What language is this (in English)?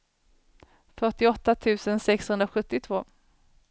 Swedish